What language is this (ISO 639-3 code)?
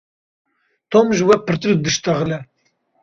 kur